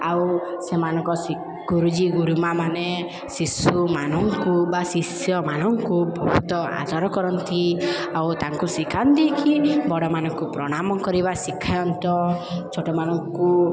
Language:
Odia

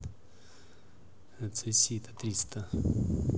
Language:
Russian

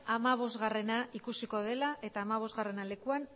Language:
Basque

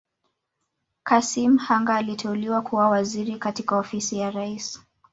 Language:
Swahili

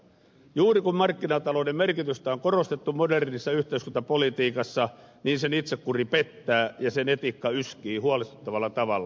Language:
Finnish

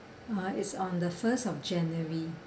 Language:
English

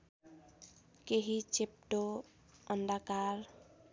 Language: Nepali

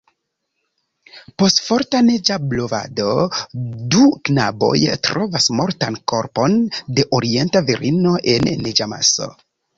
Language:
Esperanto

